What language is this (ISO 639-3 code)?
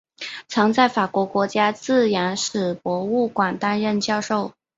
zho